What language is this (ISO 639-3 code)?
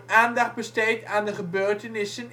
nld